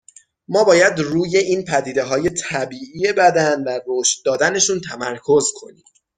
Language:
Persian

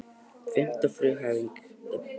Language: Icelandic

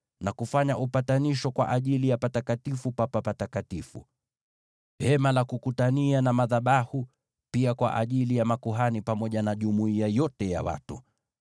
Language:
Swahili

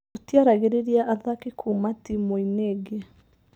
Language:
Kikuyu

